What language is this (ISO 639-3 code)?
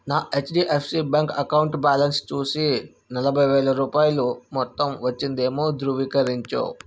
tel